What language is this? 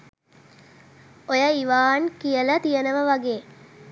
Sinhala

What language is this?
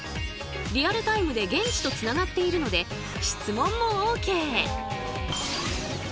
Japanese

